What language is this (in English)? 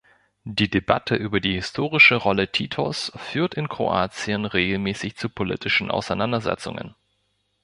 German